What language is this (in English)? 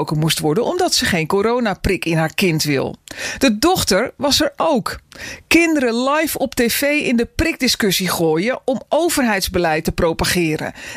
Dutch